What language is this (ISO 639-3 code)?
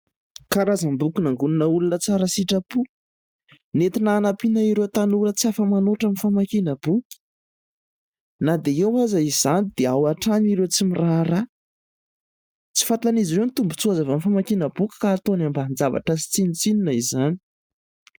mlg